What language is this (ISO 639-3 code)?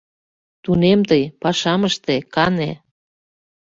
chm